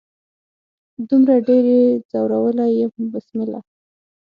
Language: Pashto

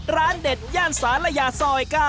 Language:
Thai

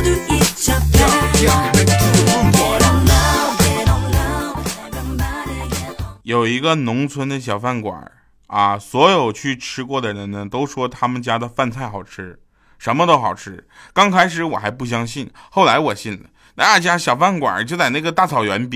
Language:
Chinese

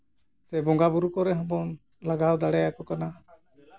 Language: Santali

